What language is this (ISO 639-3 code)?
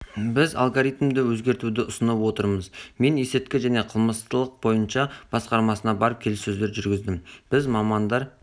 kaz